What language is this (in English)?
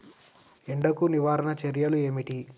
Telugu